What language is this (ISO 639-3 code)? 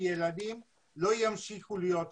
heb